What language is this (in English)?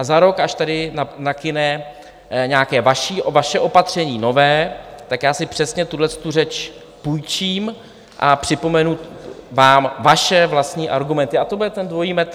Czech